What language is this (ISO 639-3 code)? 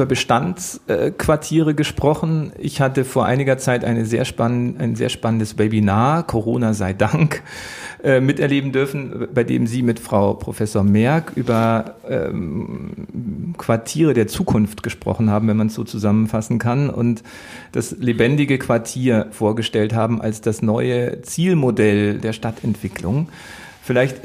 deu